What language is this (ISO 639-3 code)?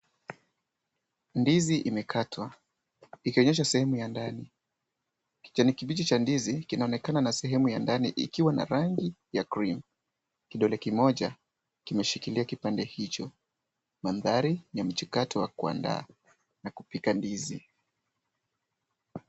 swa